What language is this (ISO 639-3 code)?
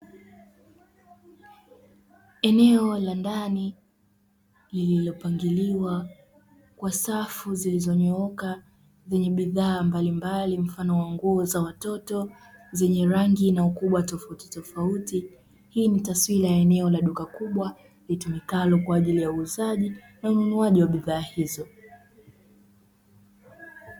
swa